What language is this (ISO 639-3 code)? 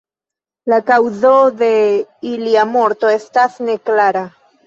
epo